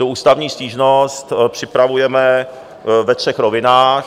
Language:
Czech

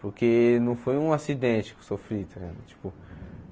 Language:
Portuguese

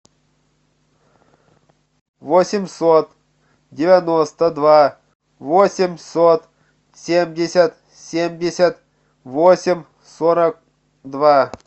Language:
Russian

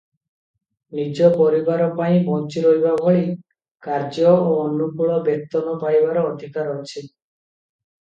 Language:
Odia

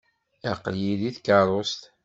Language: Kabyle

